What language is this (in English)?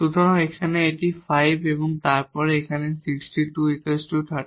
Bangla